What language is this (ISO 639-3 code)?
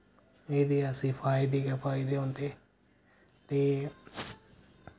doi